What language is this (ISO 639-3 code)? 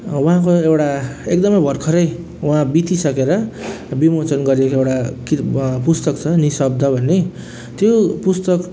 nep